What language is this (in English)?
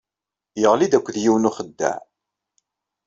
Kabyle